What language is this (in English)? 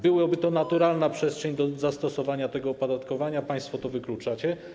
Polish